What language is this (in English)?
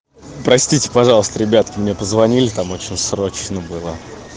Russian